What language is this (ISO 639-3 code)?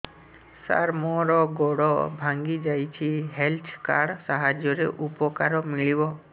ori